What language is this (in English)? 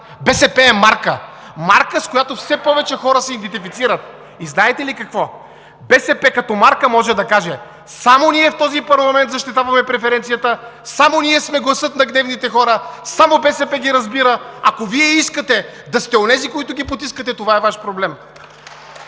Bulgarian